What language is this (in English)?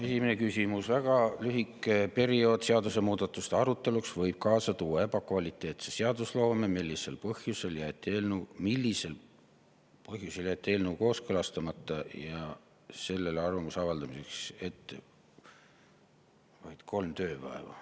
Estonian